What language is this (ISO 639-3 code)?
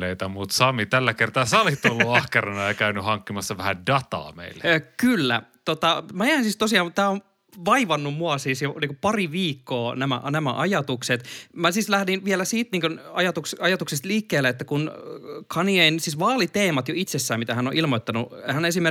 fin